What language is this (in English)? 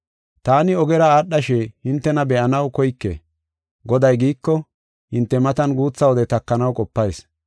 Gofa